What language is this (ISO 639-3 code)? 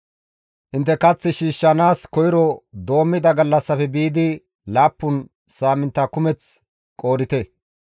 gmv